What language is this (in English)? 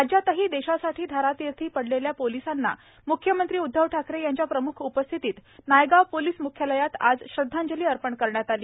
Marathi